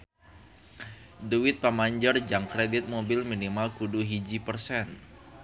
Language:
Sundanese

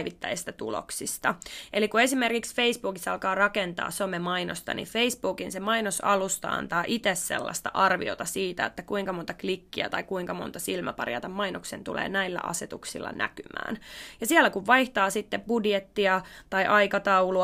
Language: Finnish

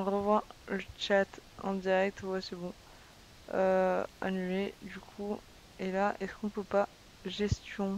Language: French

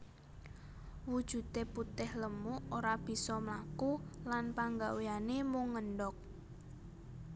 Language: Javanese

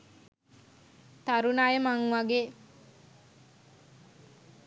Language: Sinhala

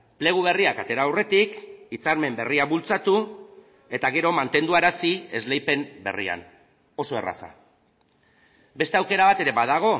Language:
Basque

